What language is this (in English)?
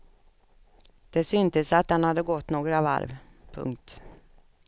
Swedish